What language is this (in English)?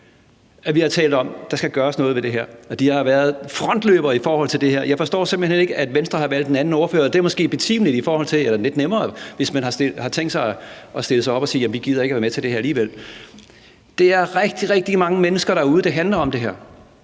Danish